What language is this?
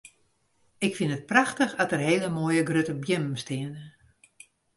Western Frisian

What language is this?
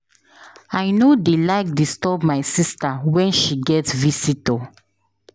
Nigerian Pidgin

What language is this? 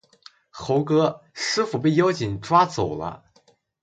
Chinese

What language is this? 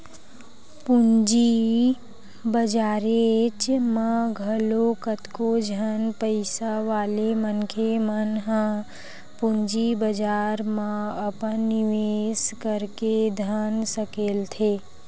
Chhattisgarhi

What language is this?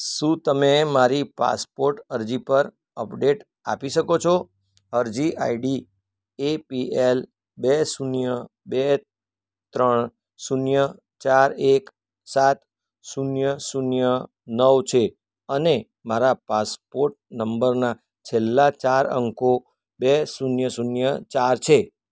Gujarati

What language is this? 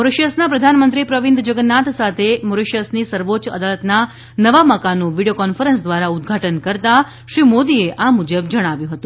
Gujarati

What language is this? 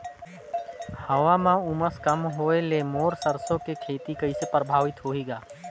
Chhattisgarhi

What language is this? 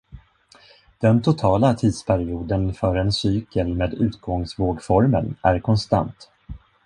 Swedish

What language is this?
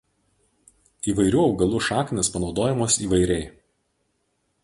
Lithuanian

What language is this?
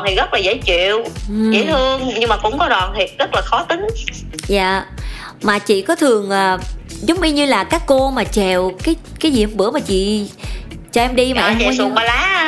Vietnamese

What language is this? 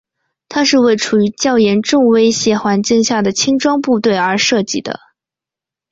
Chinese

